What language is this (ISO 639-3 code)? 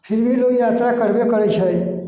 mai